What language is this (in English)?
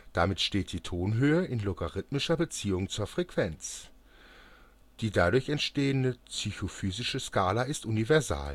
German